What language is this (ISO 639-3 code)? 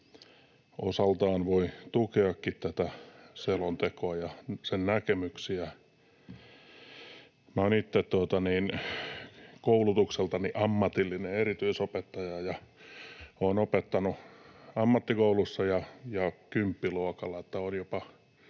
fin